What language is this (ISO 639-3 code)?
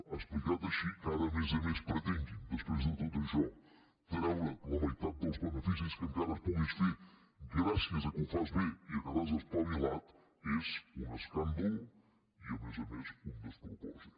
cat